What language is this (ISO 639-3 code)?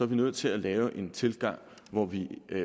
dan